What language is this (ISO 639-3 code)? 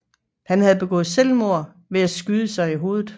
dan